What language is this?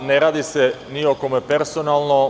Serbian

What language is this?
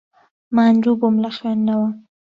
Central Kurdish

